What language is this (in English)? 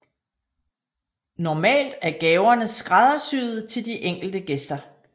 Danish